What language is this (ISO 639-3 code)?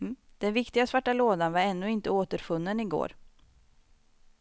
swe